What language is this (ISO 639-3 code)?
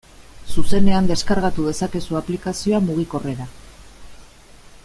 eus